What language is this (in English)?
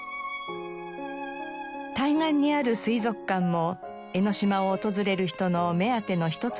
Japanese